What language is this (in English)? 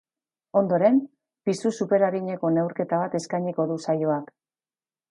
Basque